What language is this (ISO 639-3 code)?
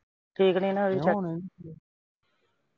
pan